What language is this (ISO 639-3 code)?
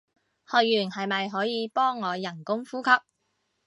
yue